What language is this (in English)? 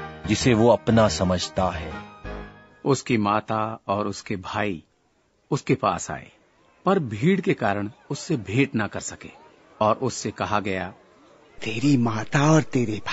Hindi